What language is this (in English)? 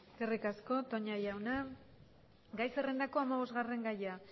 Basque